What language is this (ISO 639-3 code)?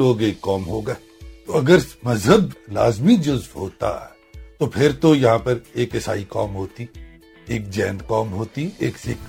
urd